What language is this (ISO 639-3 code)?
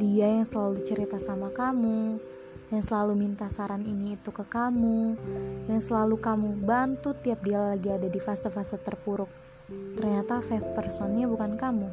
ind